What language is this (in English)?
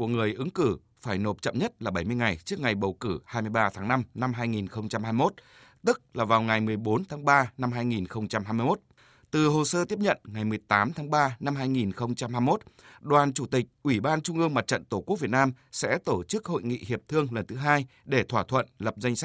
Vietnamese